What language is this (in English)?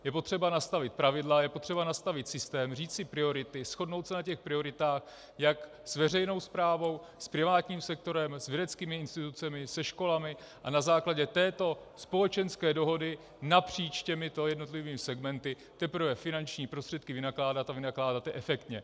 Czech